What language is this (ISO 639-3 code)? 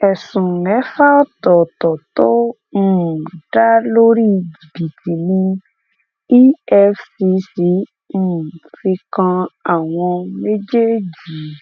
yor